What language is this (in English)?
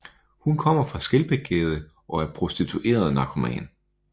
Danish